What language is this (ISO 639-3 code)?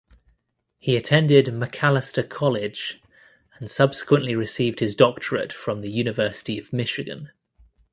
eng